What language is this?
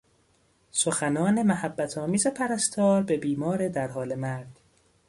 Persian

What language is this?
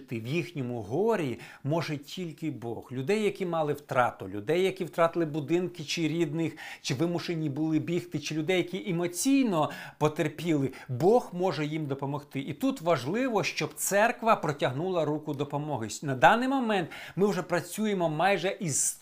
Ukrainian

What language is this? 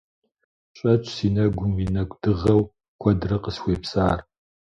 Kabardian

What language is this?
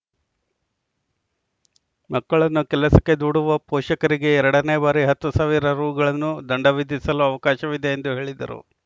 Kannada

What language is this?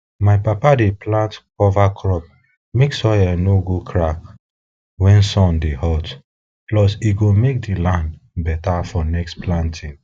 Nigerian Pidgin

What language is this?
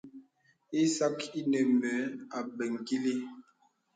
Bebele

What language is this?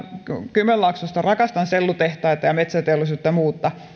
Finnish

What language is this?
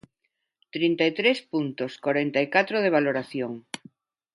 Galician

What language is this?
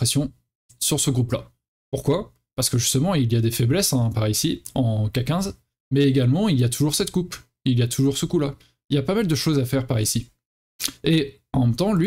French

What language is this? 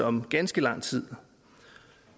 Danish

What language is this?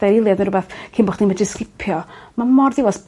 Welsh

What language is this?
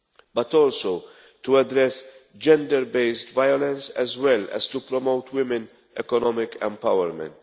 English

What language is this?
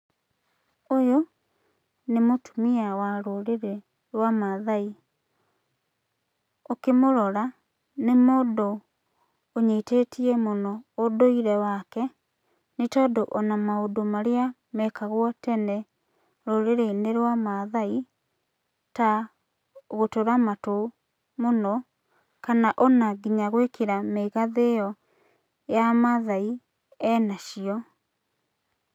Kikuyu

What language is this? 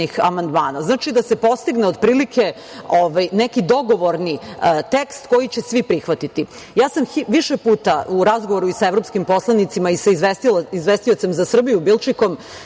Serbian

